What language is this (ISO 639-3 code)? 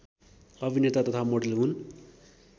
nep